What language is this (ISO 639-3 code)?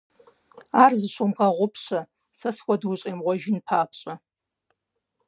kbd